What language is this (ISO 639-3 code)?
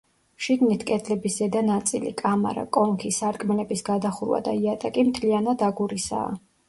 kat